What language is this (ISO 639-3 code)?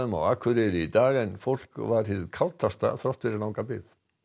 isl